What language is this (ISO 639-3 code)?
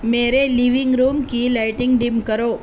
urd